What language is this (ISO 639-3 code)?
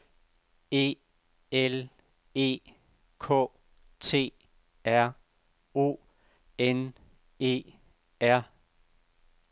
dan